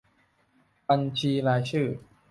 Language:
Thai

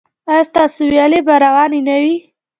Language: Pashto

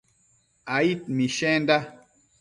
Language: Matsés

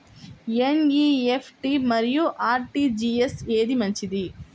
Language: Telugu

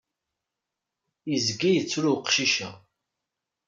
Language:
Kabyle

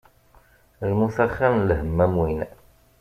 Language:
Kabyle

